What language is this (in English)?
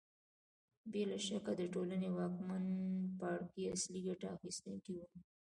Pashto